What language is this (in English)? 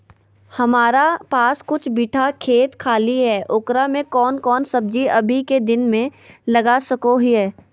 Magahi